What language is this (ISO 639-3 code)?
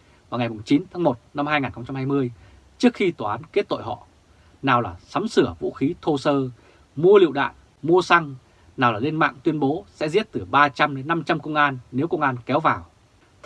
vie